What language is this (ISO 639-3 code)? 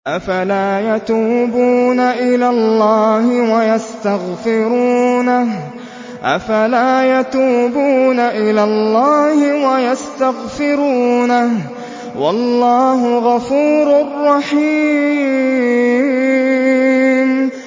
ara